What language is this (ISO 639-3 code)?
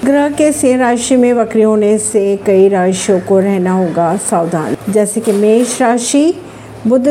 hin